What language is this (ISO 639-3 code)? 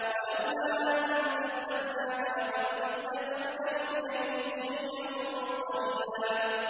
ara